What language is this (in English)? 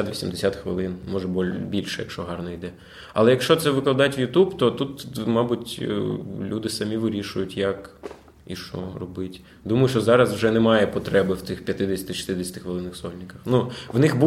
Ukrainian